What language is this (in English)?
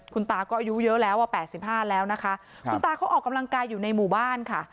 Thai